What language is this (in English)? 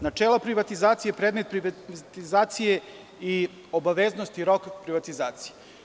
Serbian